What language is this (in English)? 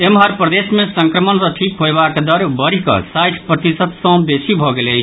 Maithili